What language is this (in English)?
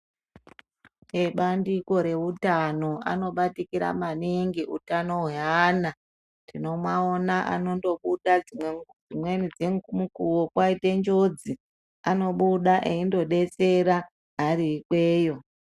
Ndau